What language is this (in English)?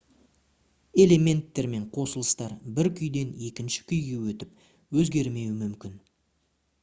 Kazakh